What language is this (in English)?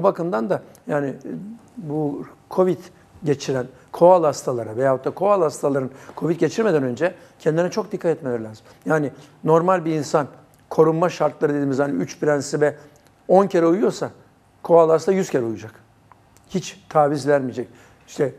Turkish